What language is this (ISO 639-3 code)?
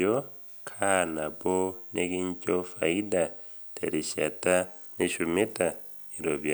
mas